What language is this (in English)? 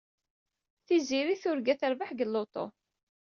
Kabyle